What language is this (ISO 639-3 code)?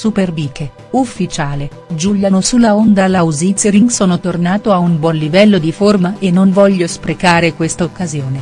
ita